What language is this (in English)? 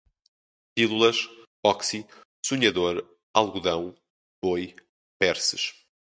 Portuguese